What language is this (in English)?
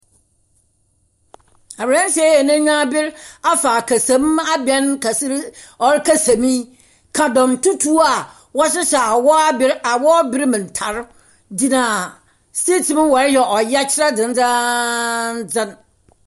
Akan